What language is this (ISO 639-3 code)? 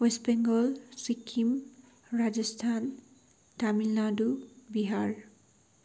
nep